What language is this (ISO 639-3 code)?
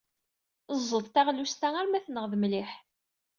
kab